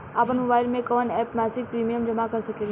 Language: Bhojpuri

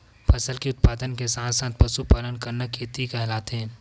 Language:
Chhattisgarhi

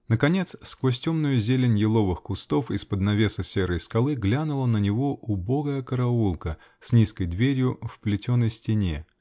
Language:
Russian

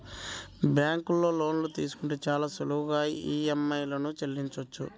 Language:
Telugu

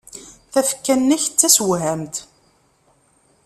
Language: Kabyle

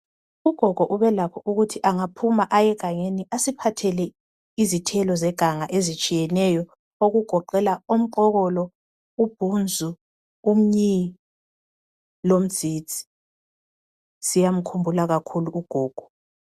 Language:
North Ndebele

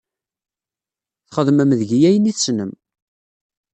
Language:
Kabyle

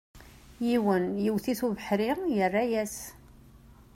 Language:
Kabyle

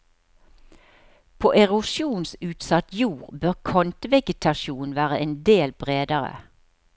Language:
Norwegian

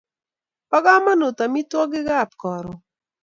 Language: Kalenjin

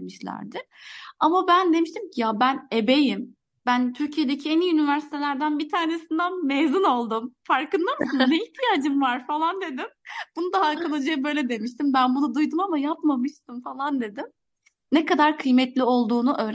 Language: Turkish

